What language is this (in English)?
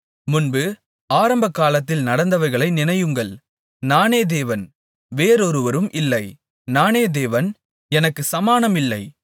Tamil